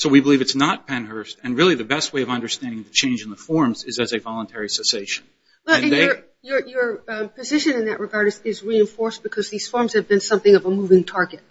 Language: English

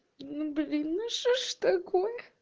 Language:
Russian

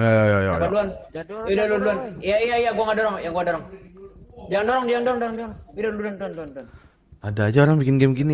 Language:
Indonesian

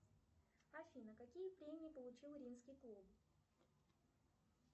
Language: Russian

